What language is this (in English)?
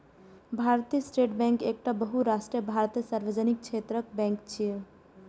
Maithili